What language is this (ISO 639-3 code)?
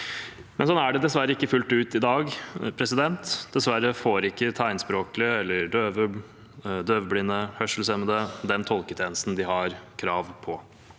nor